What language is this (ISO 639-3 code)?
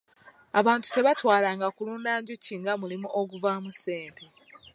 lug